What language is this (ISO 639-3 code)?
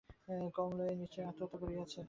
ben